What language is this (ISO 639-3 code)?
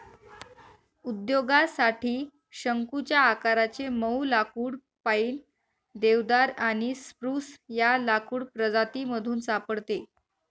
mar